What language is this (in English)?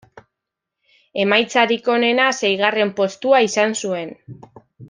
Basque